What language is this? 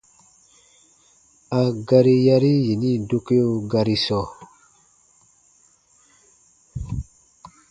Baatonum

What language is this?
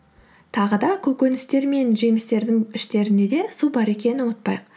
Kazakh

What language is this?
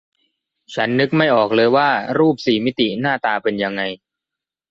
Thai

